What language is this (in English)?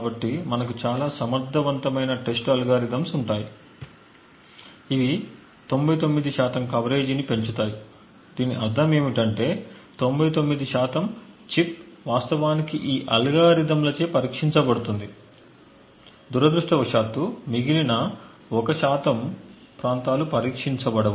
Telugu